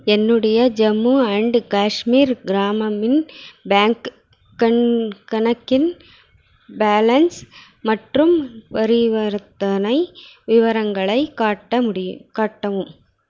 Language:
Tamil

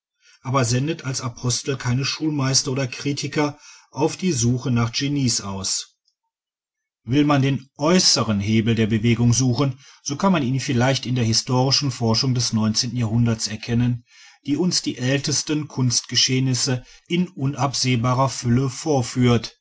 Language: German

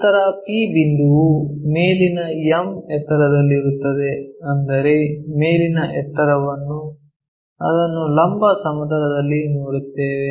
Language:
Kannada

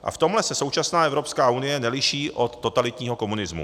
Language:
Czech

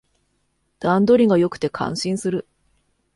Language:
Japanese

